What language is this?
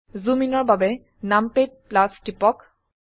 Assamese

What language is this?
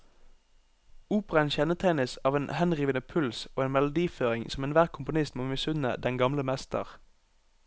Norwegian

